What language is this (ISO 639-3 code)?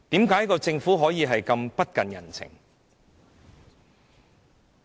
yue